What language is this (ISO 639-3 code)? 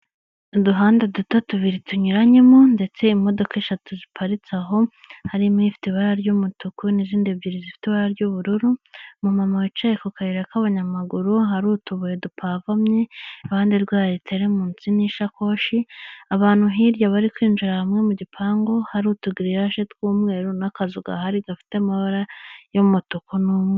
kin